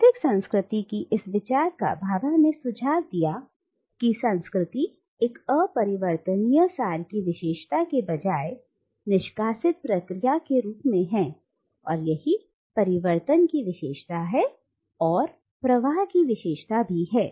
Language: Hindi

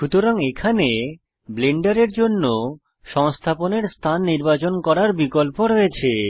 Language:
Bangla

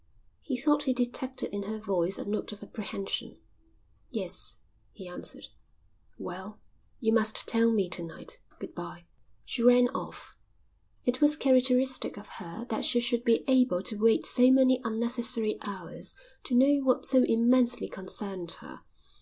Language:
English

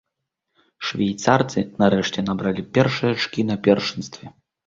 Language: Belarusian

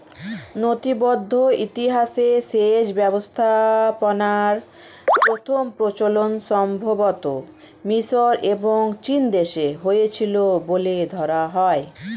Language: Bangla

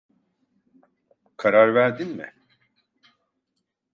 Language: Turkish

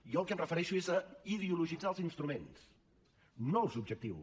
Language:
Catalan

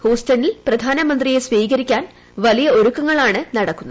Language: Malayalam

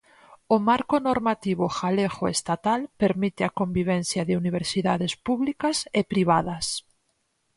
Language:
Galician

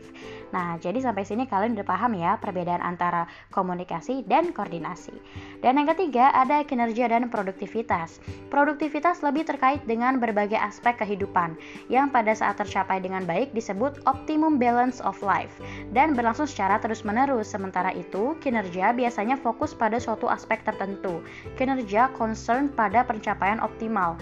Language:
Indonesian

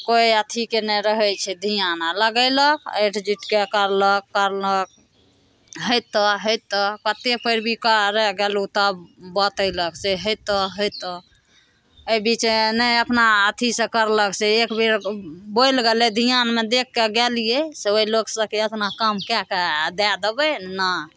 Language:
Maithili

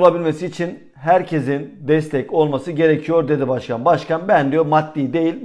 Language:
Turkish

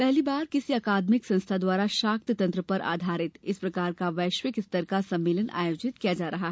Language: Hindi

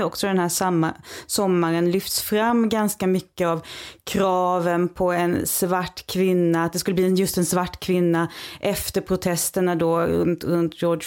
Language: Swedish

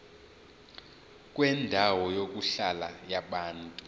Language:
Zulu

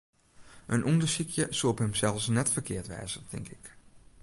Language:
Western Frisian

